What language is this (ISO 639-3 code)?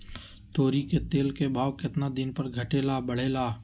mag